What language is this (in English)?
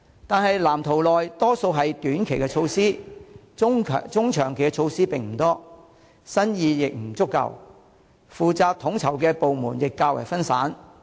Cantonese